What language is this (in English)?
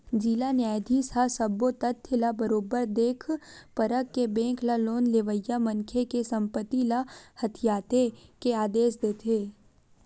Chhattisgarhi